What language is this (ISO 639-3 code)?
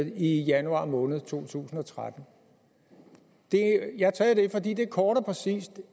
dan